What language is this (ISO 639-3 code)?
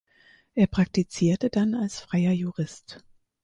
deu